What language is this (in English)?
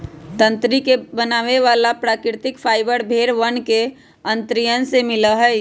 Magahi